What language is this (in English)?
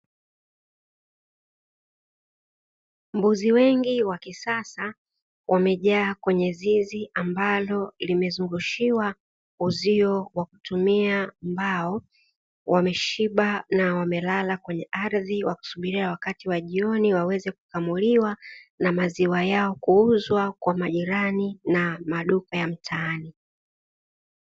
Swahili